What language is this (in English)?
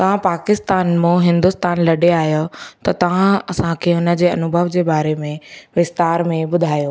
Sindhi